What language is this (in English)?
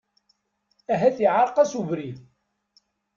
Kabyle